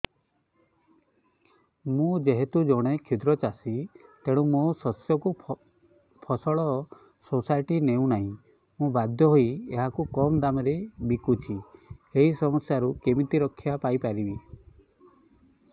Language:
Odia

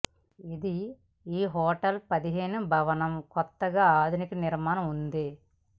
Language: Telugu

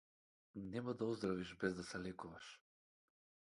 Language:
Macedonian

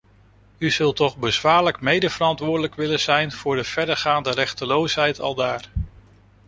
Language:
Dutch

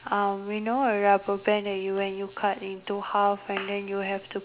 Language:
English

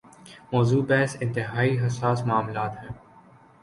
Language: Urdu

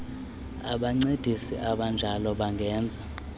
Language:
Xhosa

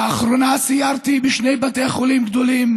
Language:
Hebrew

